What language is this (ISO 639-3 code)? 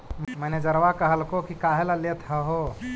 mag